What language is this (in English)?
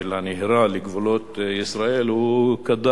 Hebrew